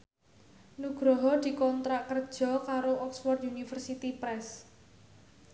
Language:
Javanese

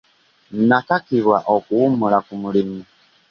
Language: Ganda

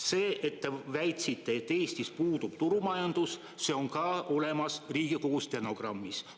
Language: Estonian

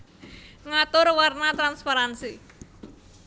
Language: Javanese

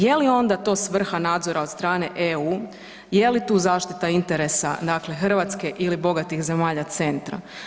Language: Croatian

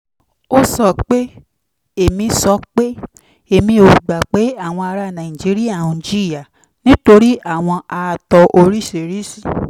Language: Yoruba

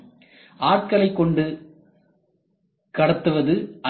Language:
Tamil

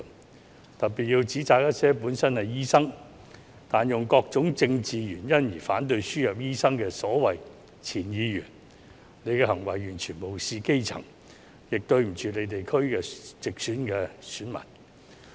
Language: Cantonese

